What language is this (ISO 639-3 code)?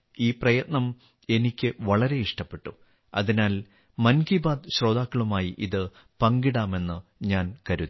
mal